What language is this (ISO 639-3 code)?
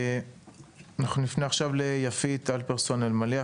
heb